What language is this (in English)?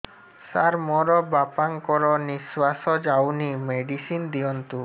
Odia